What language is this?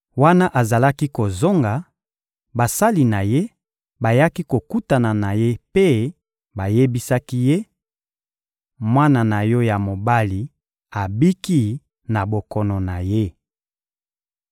Lingala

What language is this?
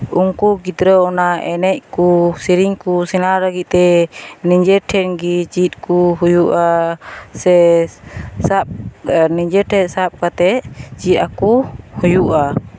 Santali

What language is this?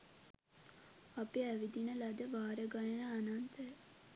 Sinhala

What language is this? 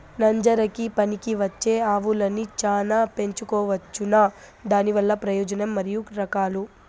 Telugu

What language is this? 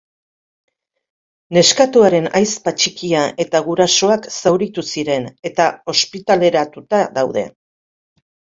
Basque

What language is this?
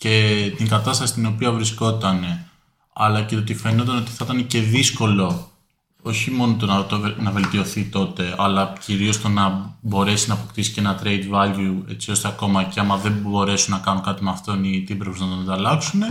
Greek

